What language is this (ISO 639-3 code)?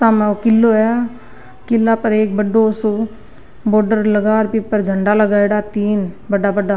raj